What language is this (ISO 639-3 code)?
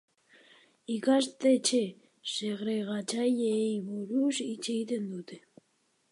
eus